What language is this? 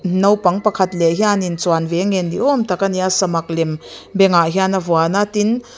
Mizo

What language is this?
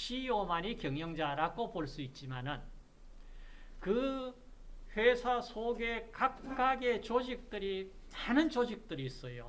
Korean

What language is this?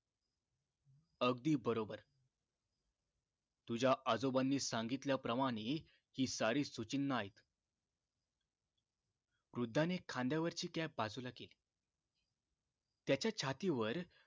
Marathi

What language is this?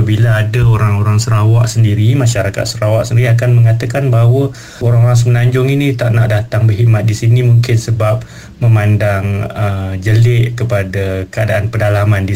Malay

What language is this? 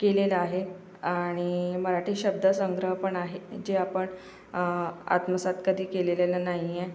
Marathi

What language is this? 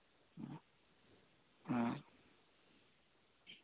Santali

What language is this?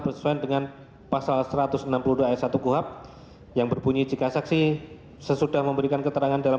Indonesian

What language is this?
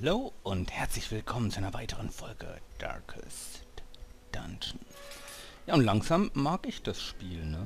German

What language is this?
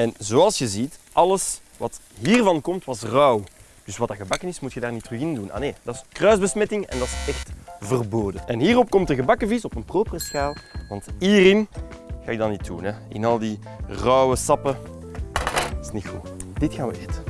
Dutch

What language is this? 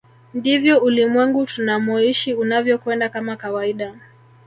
Swahili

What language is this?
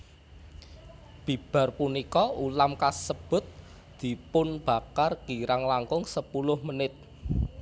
Javanese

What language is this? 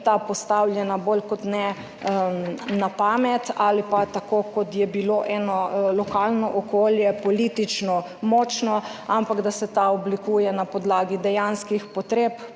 Slovenian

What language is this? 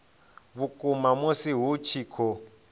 Venda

